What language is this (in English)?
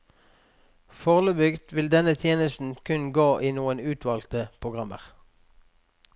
Norwegian